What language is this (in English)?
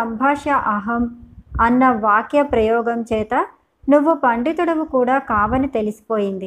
Telugu